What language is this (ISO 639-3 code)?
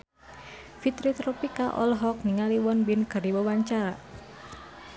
sun